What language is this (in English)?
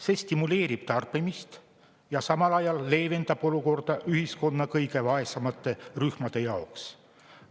Estonian